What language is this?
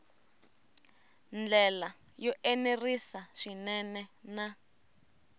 Tsonga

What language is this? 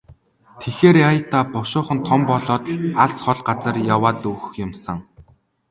Mongolian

